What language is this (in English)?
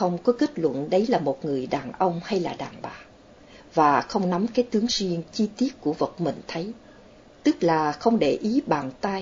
Vietnamese